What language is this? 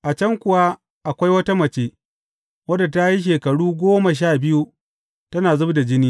Hausa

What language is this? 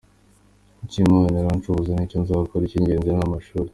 Kinyarwanda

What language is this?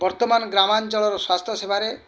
Odia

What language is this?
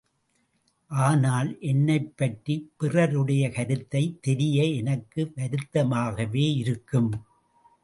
Tamil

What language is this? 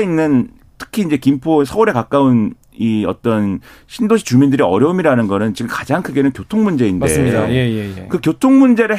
Korean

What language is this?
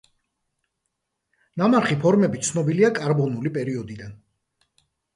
Georgian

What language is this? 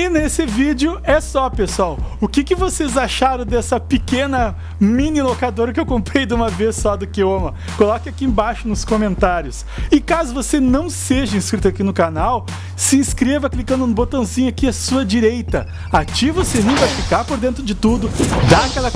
Portuguese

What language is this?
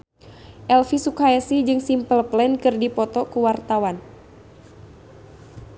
Sundanese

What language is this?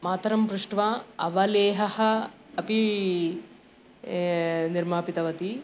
Sanskrit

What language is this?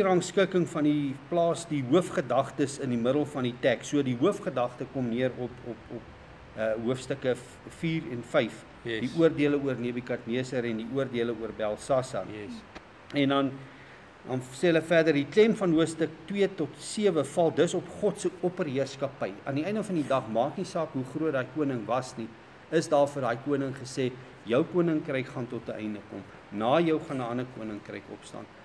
Dutch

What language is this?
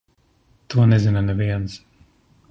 Latvian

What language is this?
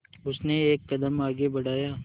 Hindi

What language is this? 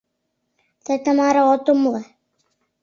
Mari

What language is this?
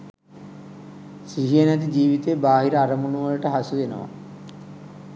Sinhala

